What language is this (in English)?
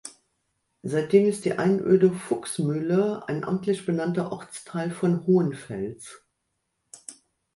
German